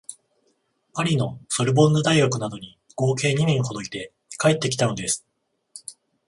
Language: Japanese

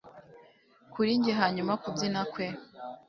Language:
Kinyarwanda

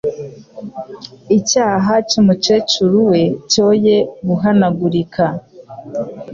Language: Kinyarwanda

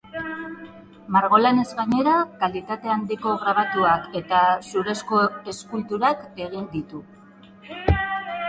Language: Basque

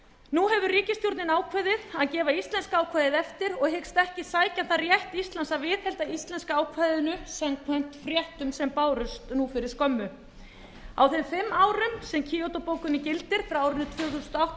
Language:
Icelandic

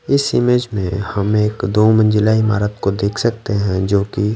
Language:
Hindi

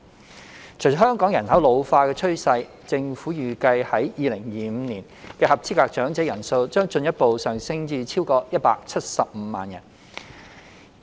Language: Cantonese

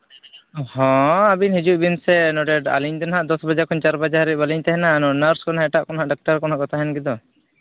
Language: Santali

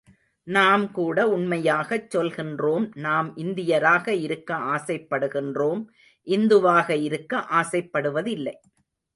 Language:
Tamil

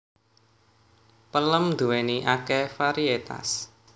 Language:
Javanese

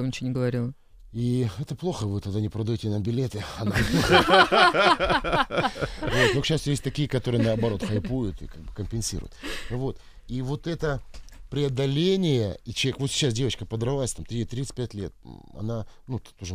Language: Russian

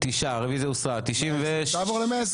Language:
Hebrew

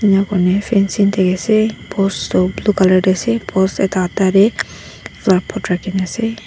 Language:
Naga Pidgin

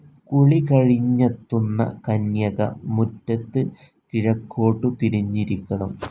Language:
Malayalam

